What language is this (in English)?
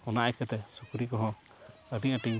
Santali